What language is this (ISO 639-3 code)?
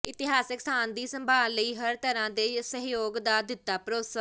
pan